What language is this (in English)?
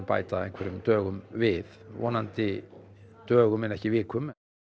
Icelandic